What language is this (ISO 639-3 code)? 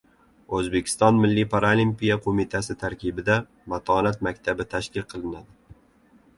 uzb